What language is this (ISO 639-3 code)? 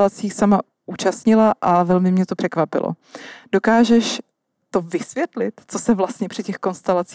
ces